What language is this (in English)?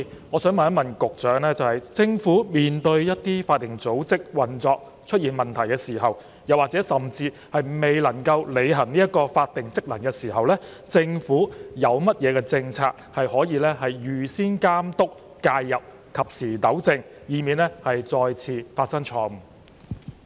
Cantonese